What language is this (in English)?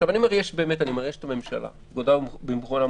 Hebrew